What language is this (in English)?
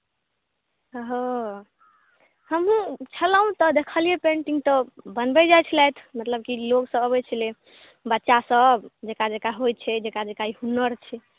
Maithili